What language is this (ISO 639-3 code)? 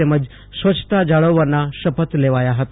guj